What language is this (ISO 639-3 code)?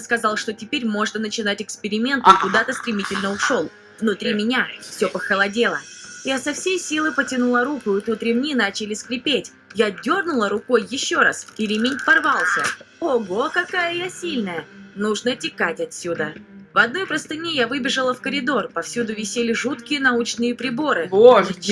rus